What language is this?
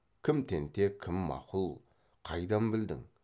Kazakh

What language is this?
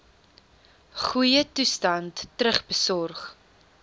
Afrikaans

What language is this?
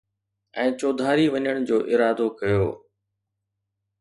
Sindhi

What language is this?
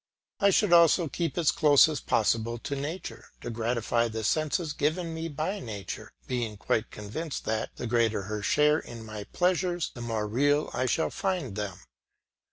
English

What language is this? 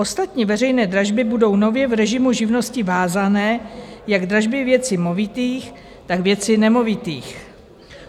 Czech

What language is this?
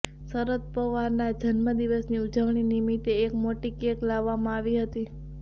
Gujarati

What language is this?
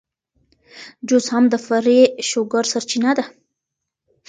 Pashto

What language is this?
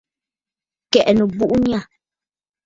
Bafut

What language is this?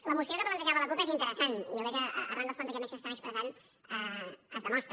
Catalan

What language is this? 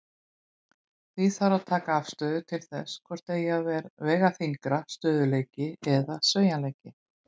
Icelandic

